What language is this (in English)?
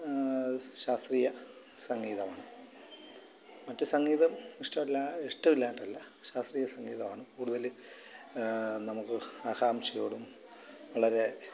Malayalam